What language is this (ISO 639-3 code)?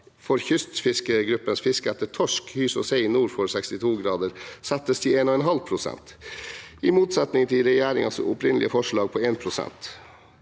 nor